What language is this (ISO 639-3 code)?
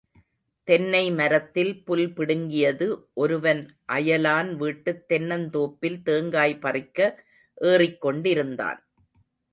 tam